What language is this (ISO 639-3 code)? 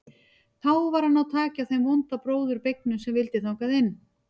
isl